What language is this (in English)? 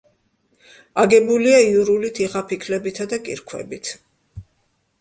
Georgian